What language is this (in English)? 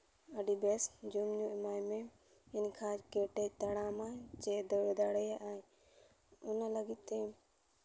Santali